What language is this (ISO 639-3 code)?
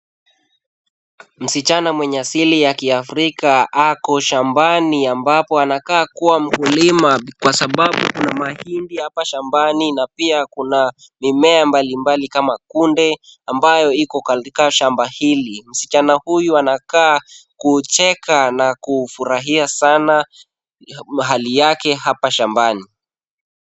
swa